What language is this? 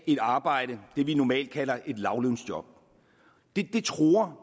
Danish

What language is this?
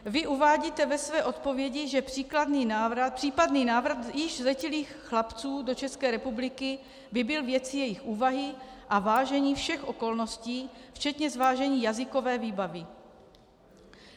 Czech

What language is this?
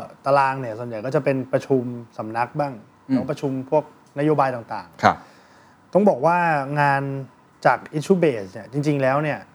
Thai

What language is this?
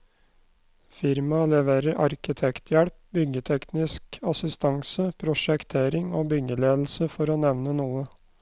Norwegian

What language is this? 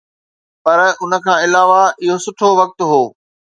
Sindhi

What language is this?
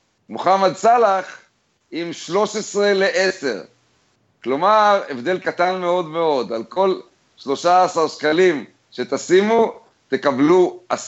Hebrew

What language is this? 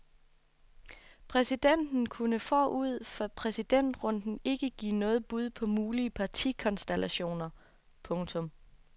Danish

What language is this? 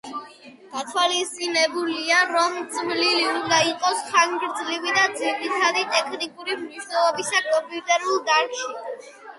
Georgian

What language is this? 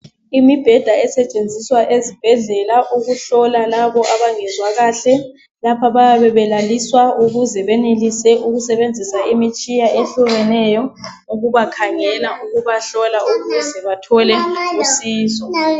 North Ndebele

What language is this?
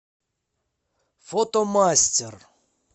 Russian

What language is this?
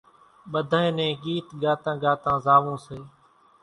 Kachi Koli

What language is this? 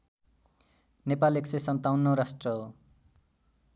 Nepali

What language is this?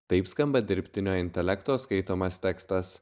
Lithuanian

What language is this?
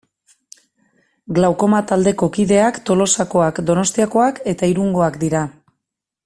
Basque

